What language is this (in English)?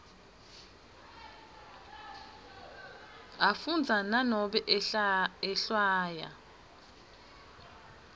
Swati